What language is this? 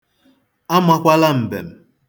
Igbo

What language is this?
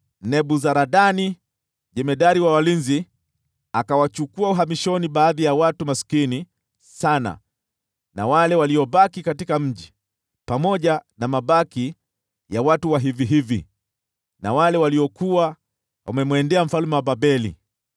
Swahili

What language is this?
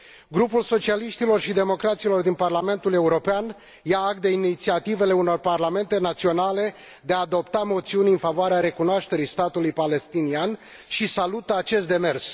Romanian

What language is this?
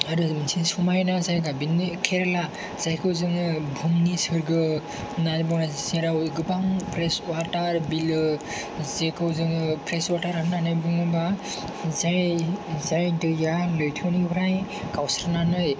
Bodo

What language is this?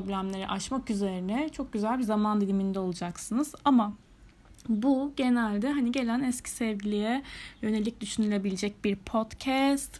Turkish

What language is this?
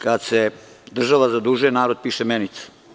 Serbian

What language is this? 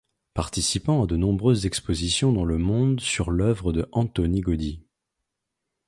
French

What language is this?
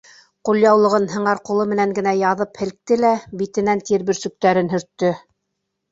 Bashkir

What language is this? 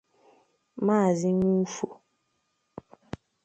Igbo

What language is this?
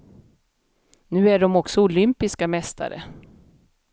Swedish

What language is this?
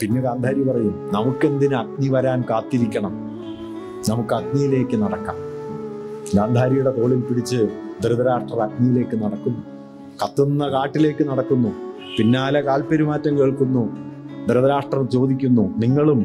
Malayalam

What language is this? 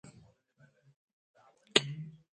Pashto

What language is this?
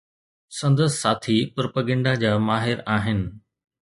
Sindhi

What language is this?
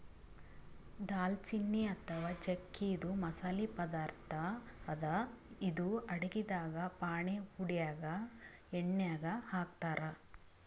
Kannada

